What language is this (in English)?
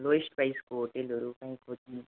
Nepali